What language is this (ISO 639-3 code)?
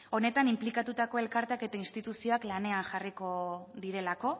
eus